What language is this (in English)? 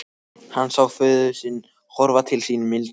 Icelandic